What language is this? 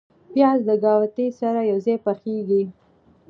Pashto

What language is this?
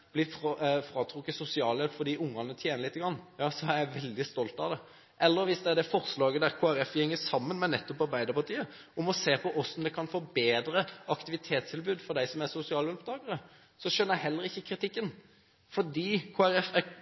Norwegian Bokmål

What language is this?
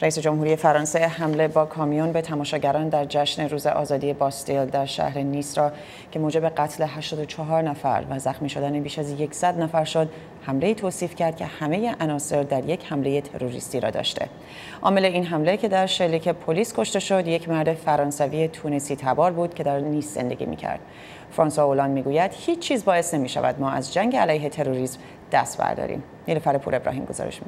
Persian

